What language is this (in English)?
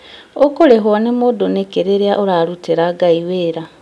Kikuyu